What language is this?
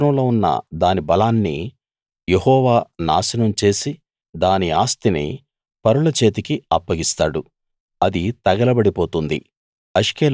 Telugu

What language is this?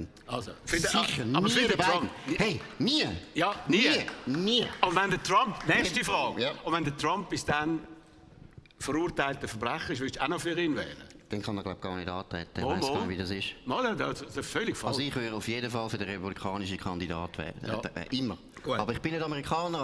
German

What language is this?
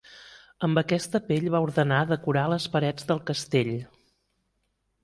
Catalan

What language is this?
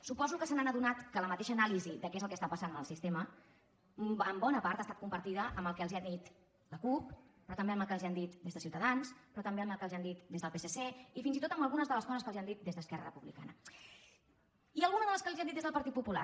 Catalan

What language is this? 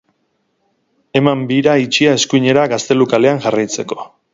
Basque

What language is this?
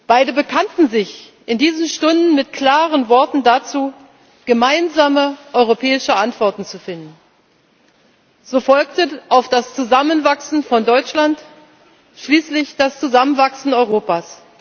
German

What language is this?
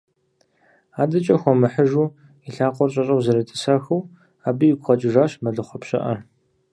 Kabardian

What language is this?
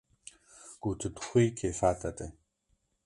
Kurdish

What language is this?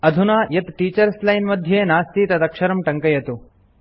Sanskrit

